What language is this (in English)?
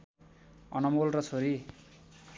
Nepali